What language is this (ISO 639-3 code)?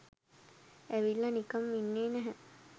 sin